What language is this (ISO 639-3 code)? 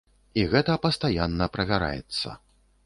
bel